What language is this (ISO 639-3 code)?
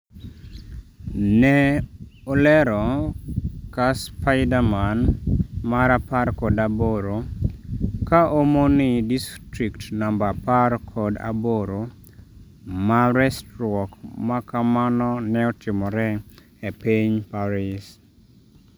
luo